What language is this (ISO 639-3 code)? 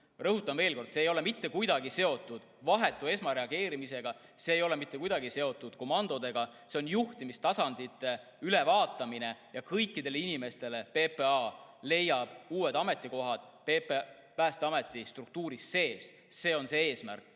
est